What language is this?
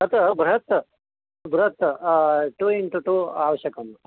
Sanskrit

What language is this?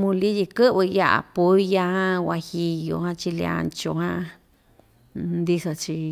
Ixtayutla Mixtec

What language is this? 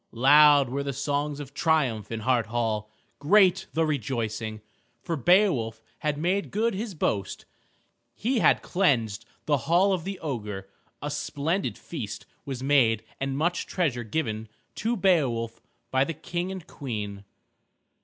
English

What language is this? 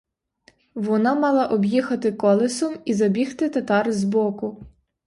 Ukrainian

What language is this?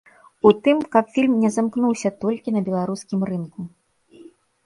Belarusian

